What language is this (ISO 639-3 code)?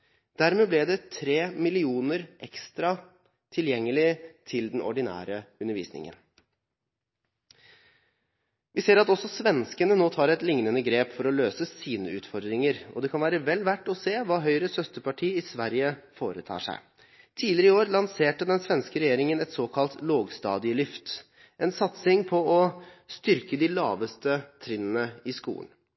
nob